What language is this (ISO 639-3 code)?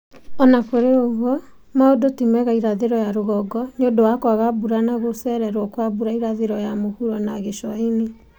kik